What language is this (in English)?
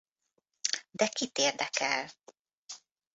Hungarian